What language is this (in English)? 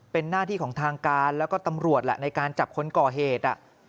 Thai